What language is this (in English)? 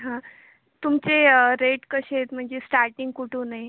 Marathi